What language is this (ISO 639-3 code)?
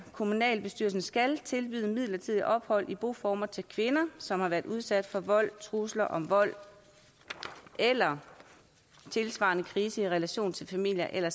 dan